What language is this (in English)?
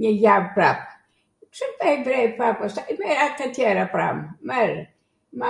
Arvanitika Albanian